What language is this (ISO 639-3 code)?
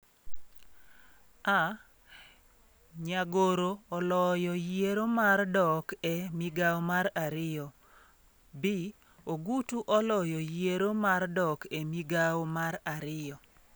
luo